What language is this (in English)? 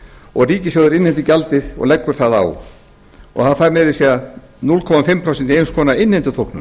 Icelandic